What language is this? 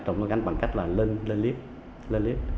Vietnamese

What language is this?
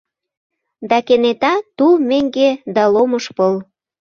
Mari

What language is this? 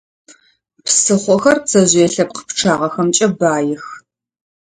Adyghe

